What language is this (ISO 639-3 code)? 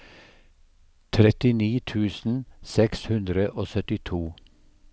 nor